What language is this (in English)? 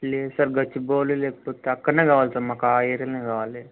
Telugu